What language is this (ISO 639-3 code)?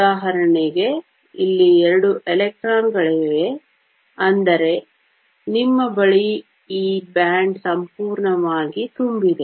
kan